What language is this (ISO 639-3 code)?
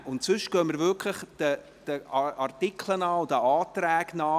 gsw